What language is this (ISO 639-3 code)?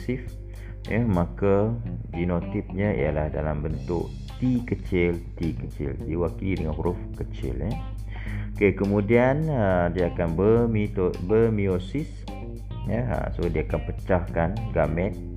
msa